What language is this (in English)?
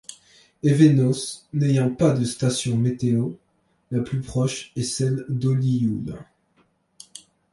French